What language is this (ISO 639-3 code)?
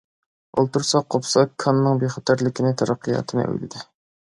uig